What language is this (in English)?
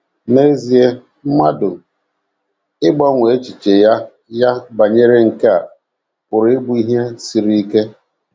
Igbo